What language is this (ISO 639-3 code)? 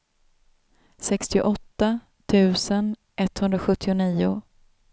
swe